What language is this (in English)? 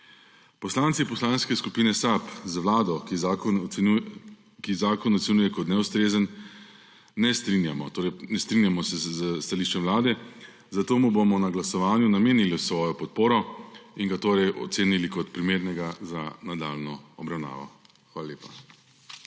Slovenian